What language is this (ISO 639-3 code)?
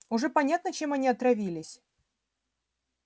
rus